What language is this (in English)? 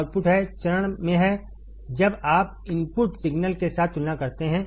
Hindi